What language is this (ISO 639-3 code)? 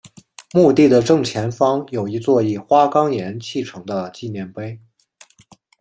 zho